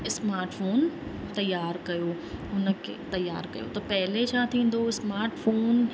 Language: Sindhi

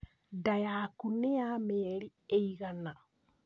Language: Kikuyu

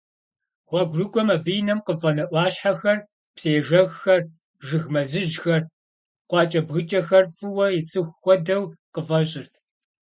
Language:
Kabardian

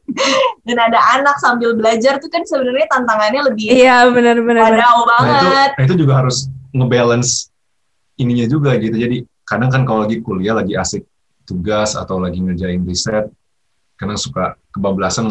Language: Indonesian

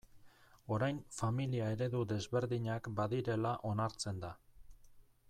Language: Basque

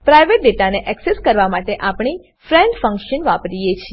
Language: Gujarati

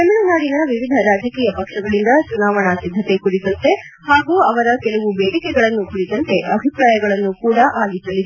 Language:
Kannada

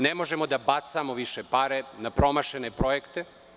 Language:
Serbian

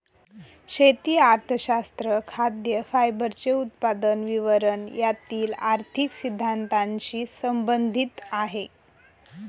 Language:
Marathi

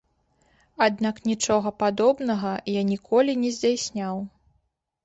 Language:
Belarusian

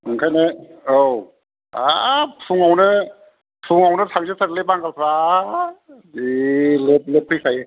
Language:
Bodo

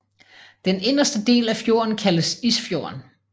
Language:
Danish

